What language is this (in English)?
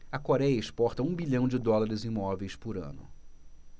Portuguese